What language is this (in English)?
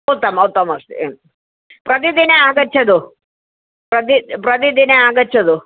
Sanskrit